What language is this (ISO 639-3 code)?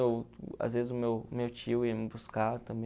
por